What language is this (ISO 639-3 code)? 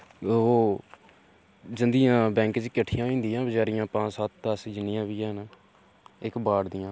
doi